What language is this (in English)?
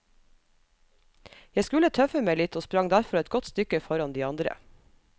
Norwegian